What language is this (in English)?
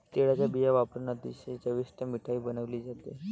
Marathi